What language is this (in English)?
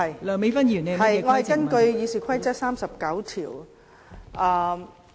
Cantonese